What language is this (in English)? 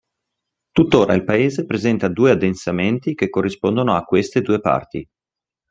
Italian